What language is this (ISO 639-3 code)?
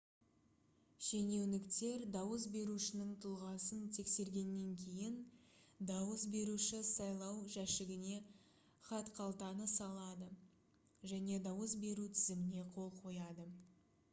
kaz